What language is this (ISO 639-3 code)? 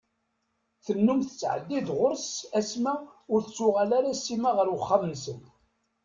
kab